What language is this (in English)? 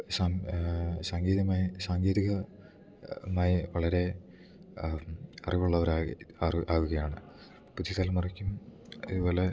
Malayalam